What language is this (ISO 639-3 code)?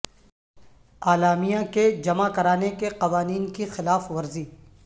urd